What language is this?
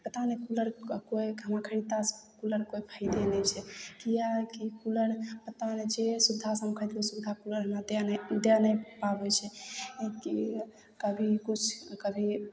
Maithili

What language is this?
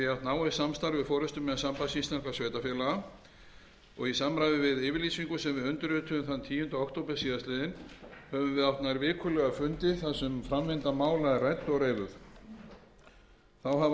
Icelandic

